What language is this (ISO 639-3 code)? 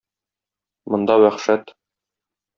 tat